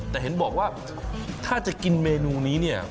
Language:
Thai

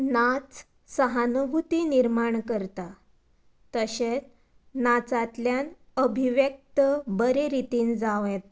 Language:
Konkani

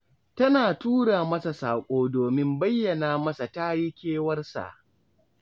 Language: Hausa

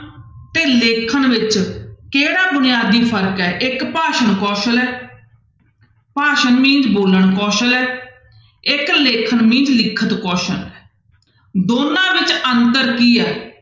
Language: Punjabi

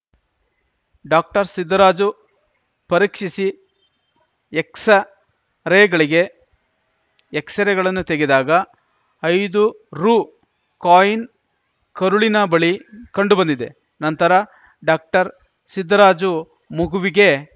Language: Kannada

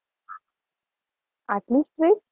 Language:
Gujarati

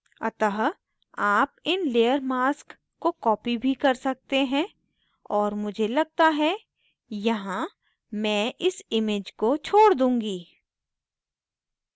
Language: Hindi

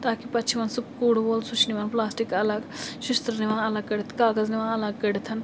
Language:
Kashmiri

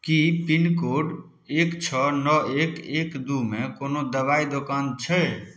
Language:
Maithili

